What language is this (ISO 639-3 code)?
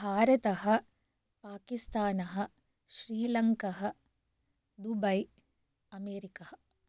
san